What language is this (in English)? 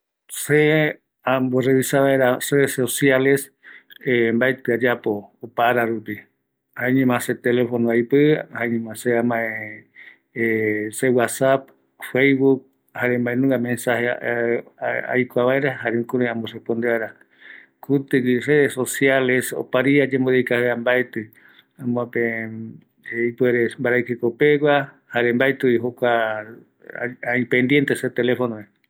Eastern Bolivian Guaraní